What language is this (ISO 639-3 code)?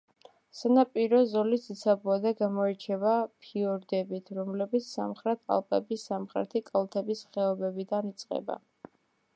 kat